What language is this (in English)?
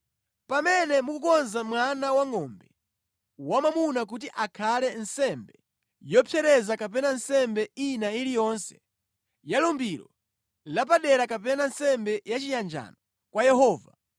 Nyanja